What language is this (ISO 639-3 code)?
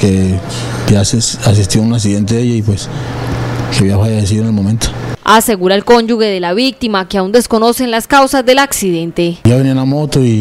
spa